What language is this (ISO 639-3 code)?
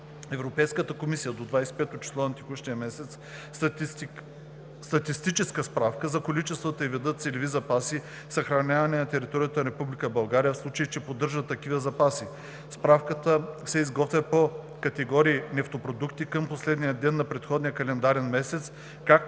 bul